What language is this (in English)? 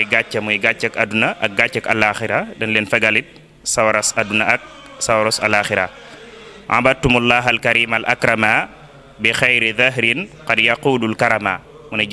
Indonesian